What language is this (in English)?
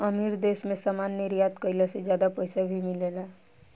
Bhojpuri